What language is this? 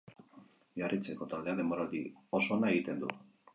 Basque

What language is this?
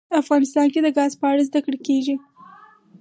Pashto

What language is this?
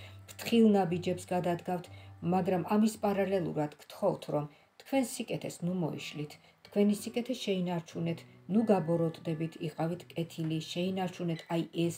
Romanian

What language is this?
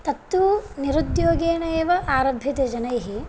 Sanskrit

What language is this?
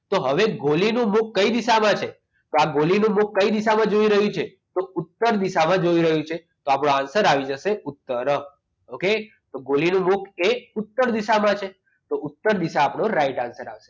Gujarati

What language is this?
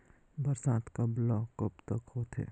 Chhattisgarhi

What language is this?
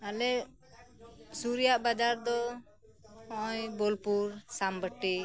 Santali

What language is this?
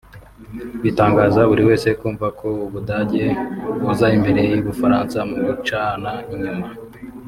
Kinyarwanda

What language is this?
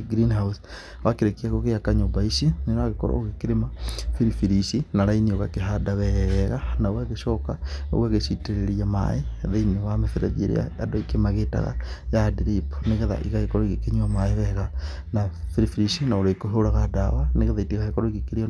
Kikuyu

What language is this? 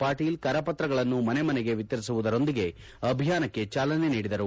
Kannada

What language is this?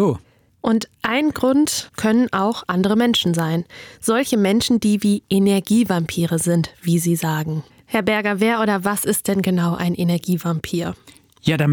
German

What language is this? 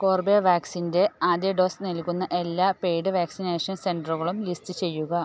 Malayalam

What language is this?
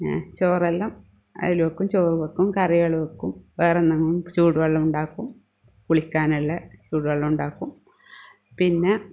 Malayalam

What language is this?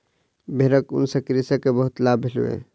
Maithili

